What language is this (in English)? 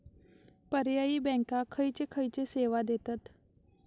Marathi